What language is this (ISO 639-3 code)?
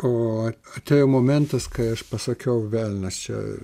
lit